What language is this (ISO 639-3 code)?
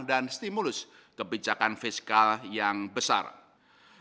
ind